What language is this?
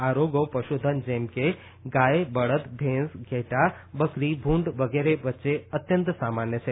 Gujarati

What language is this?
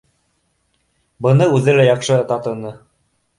Bashkir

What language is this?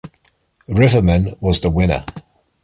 English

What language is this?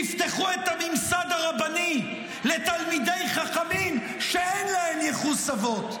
Hebrew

